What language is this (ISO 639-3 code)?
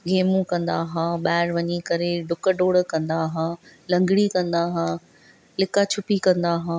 snd